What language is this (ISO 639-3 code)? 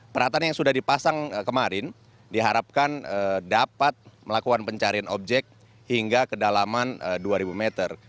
ind